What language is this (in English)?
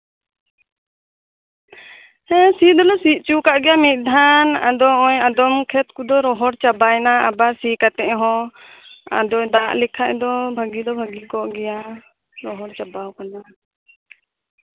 Santali